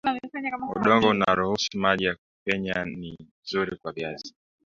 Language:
Swahili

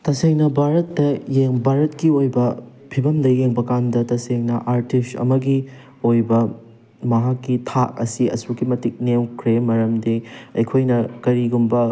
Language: Manipuri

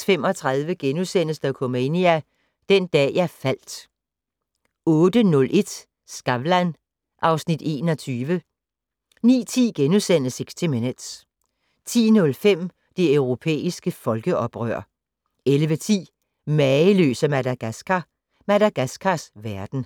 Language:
Danish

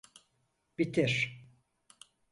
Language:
Turkish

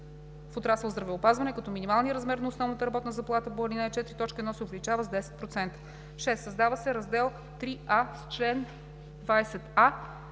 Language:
Bulgarian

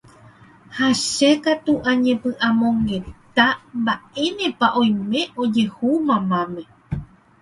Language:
Guarani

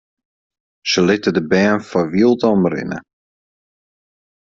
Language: Western Frisian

